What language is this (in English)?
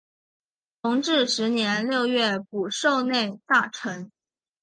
Chinese